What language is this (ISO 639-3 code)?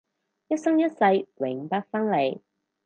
yue